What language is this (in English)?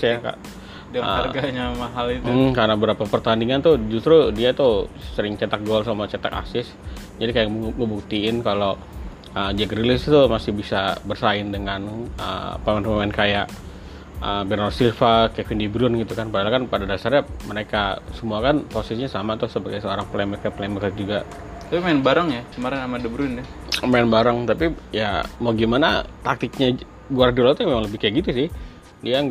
Indonesian